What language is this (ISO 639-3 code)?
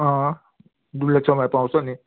nep